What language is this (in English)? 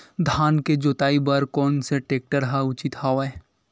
Chhattisgarhi